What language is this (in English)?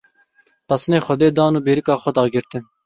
Kurdish